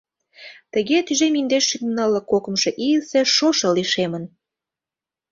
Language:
Mari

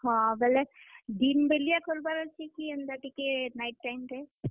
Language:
Odia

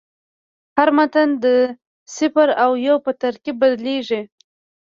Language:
Pashto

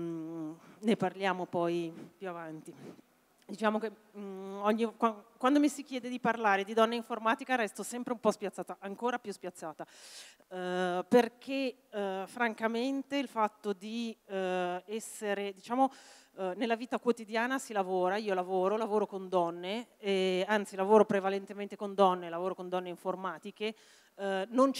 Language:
Italian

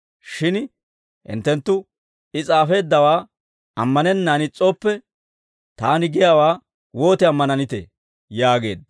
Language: Dawro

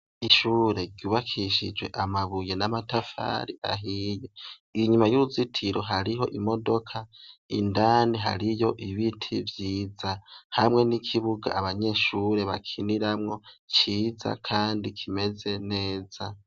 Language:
Rundi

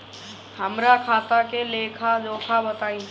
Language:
Bhojpuri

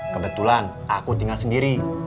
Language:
Indonesian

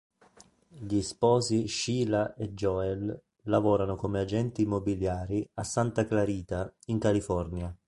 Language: Italian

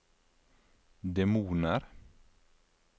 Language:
Norwegian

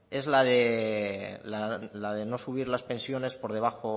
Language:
Spanish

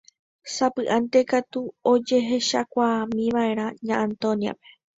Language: Guarani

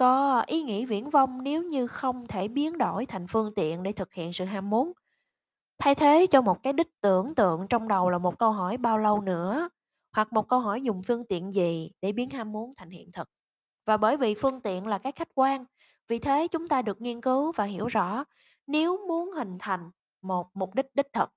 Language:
Vietnamese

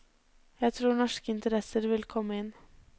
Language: Norwegian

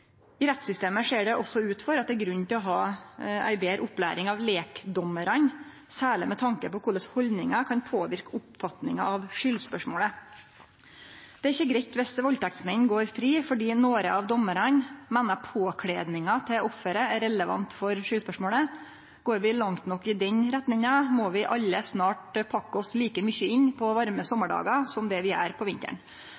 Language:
Norwegian Nynorsk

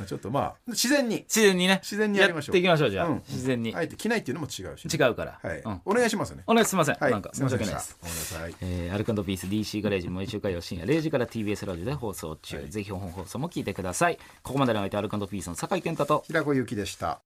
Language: Japanese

